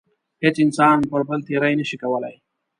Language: Pashto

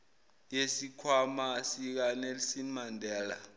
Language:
Zulu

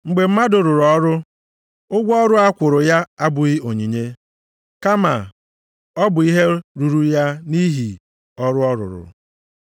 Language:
Igbo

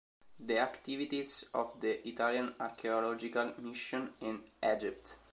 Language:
Italian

